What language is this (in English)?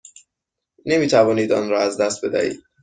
Persian